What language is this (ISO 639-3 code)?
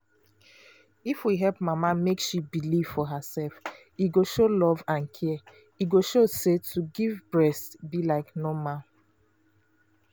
pcm